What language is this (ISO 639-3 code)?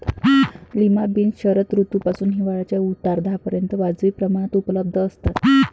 mar